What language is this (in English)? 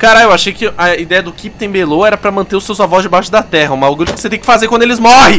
Portuguese